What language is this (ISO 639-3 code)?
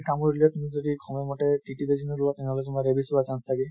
asm